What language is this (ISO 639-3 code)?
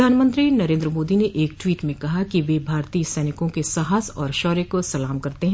hin